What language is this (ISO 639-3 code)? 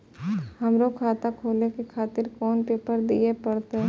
mai